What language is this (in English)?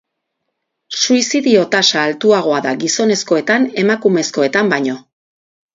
Basque